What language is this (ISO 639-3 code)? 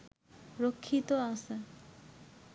ben